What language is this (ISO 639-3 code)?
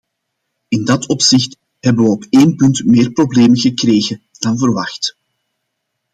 nld